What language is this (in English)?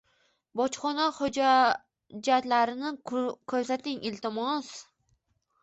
Uzbek